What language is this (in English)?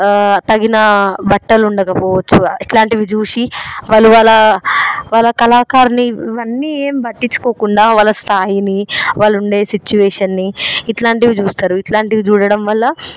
Telugu